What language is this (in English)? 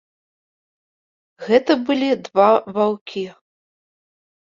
Belarusian